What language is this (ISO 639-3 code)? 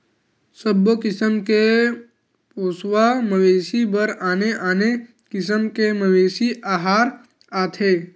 hne